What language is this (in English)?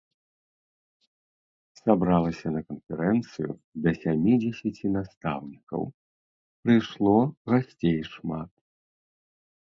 Belarusian